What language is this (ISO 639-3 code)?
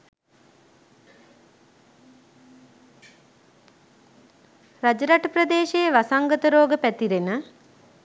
sin